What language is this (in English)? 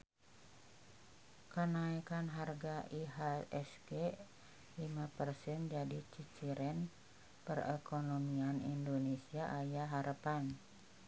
Sundanese